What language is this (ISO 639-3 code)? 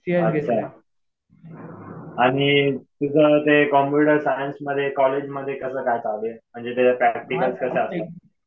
mar